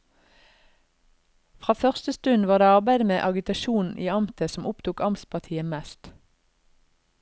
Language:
Norwegian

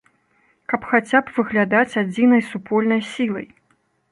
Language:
Belarusian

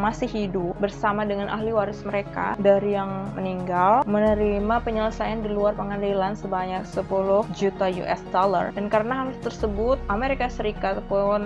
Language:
Indonesian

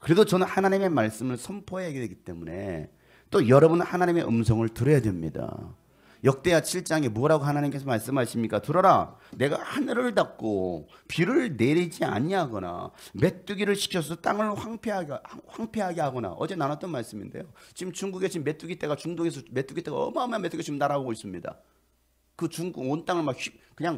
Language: Korean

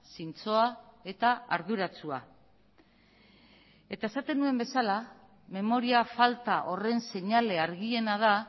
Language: Basque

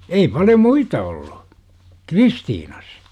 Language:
Finnish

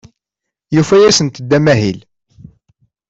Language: Kabyle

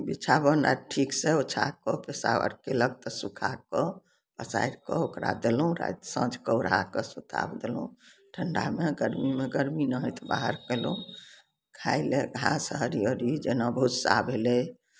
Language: Maithili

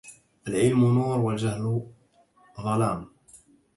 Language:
Arabic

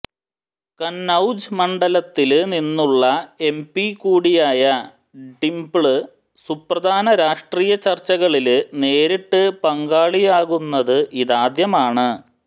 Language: Malayalam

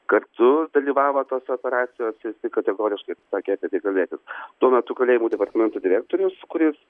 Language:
Lithuanian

